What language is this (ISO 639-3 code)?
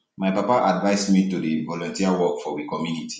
pcm